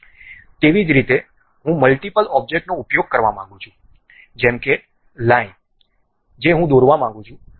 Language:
Gujarati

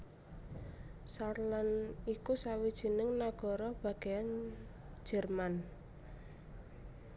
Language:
Javanese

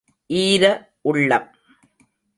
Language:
Tamil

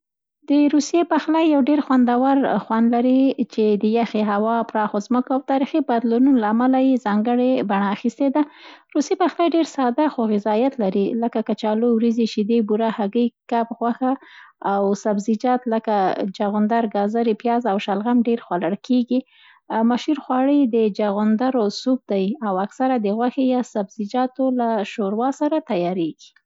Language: Central Pashto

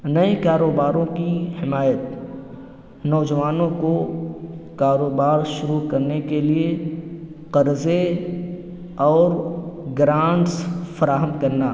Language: Urdu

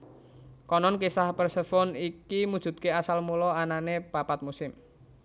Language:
Javanese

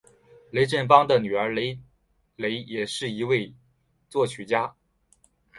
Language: Chinese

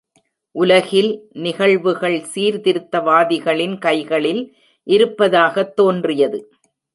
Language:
Tamil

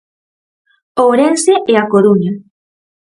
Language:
Galician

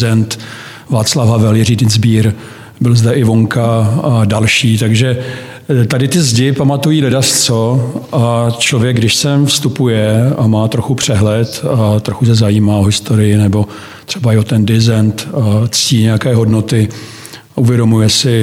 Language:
Czech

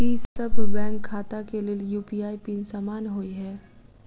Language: Maithili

